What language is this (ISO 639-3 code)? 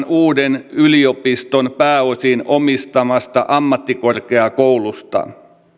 fin